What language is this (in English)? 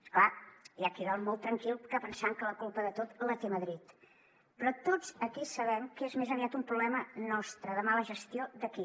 Catalan